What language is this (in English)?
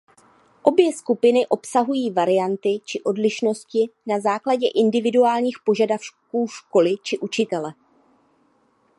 Czech